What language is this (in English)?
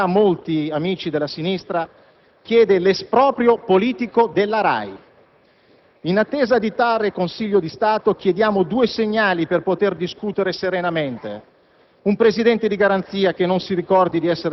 Italian